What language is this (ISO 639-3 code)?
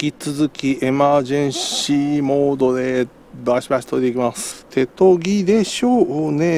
jpn